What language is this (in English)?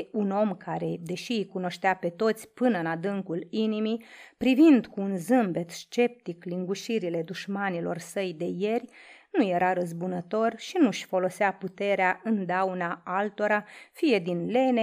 Romanian